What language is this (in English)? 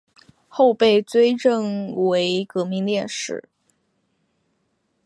Chinese